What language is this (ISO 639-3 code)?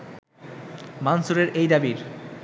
ben